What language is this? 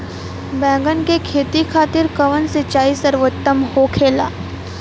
Bhojpuri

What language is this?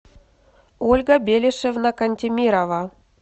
Russian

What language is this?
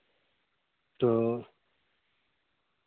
Urdu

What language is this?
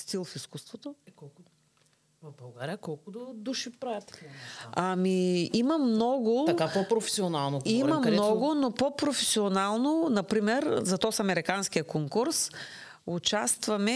Bulgarian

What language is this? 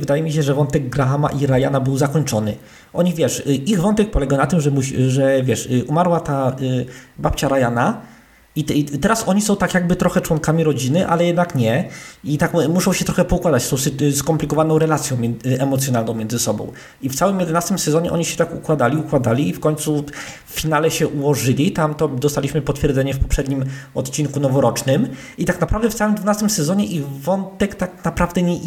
Polish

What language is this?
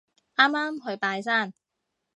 Cantonese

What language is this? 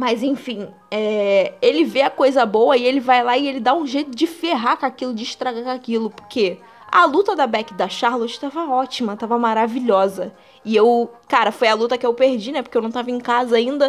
Portuguese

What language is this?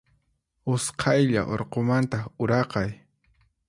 Puno Quechua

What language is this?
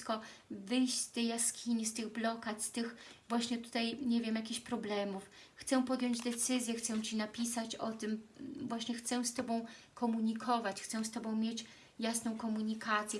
Polish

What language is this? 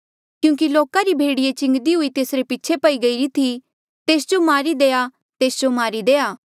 Mandeali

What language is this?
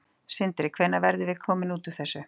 Icelandic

